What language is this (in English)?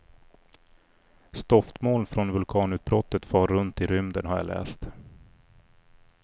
Swedish